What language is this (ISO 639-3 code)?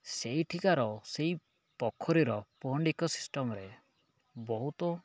ori